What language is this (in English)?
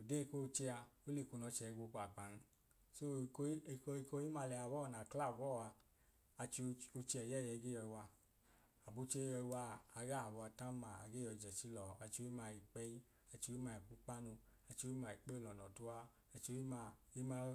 Idoma